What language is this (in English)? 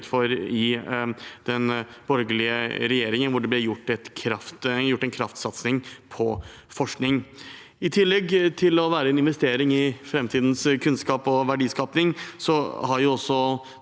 Norwegian